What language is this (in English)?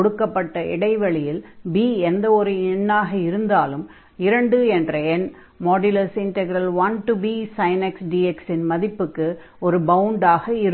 Tamil